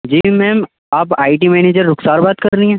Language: Urdu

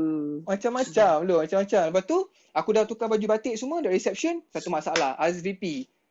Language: Malay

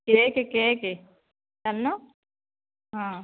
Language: Odia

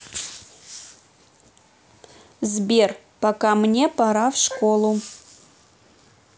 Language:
Russian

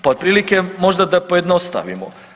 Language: Croatian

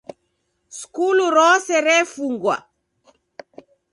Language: Taita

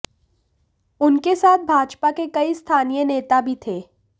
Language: Hindi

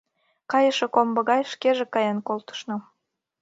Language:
Mari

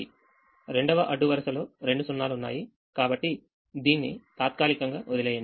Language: Telugu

